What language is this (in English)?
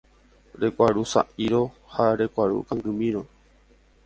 Guarani